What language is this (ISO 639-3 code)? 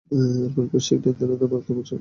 ben